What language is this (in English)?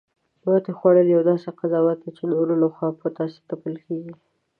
Pashto